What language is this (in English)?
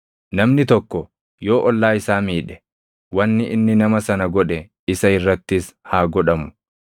Oromo